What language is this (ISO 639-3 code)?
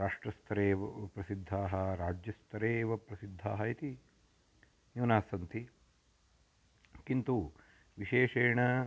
san